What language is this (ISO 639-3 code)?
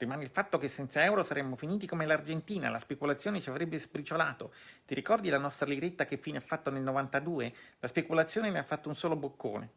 ita